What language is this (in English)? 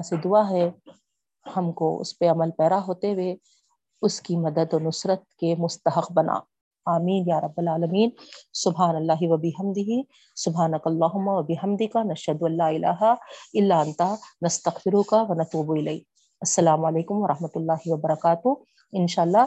Urdu